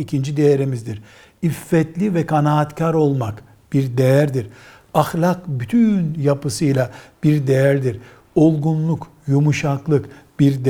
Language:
Turkish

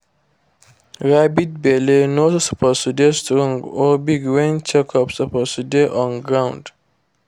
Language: Nigerian Pidgin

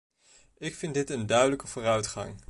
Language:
Dutch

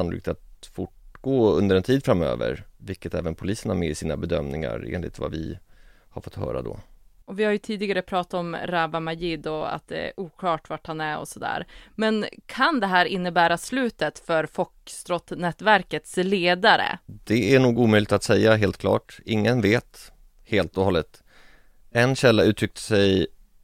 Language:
Swedish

